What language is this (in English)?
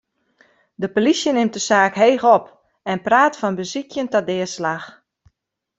Western Frisian